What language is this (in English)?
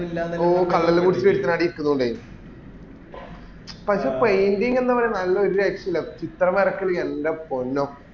Malayalam